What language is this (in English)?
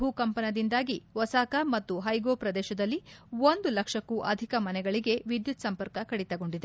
Kannada